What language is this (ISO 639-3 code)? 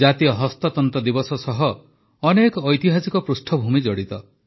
ori